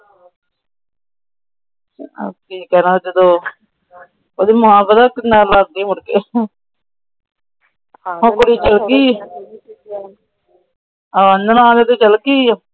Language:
Punjabi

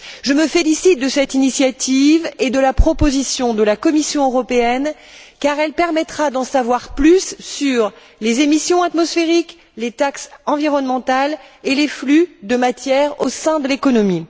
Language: French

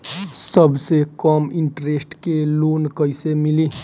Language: Bhojpuri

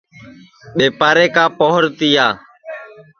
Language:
Sansi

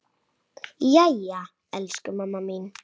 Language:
Icelandic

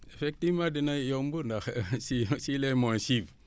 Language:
Wolof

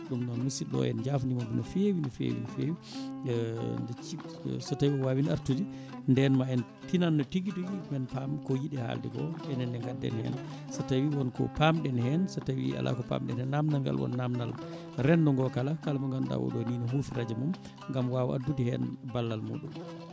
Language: Fula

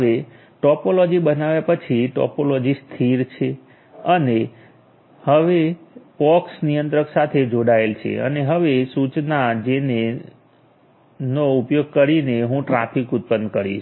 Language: Gujarati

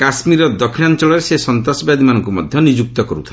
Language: Odia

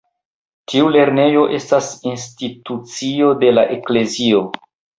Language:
Esperanto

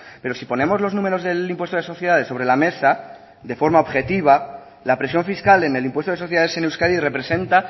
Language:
Spanish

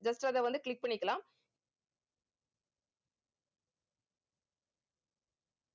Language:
Tamil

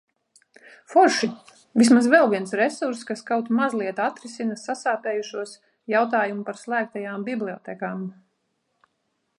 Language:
Latvian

